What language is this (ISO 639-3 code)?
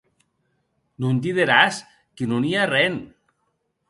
oci